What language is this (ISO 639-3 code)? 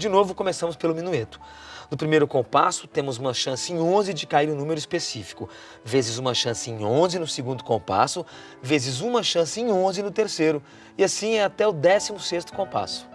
por